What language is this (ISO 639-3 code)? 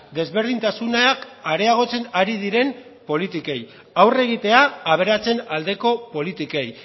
eus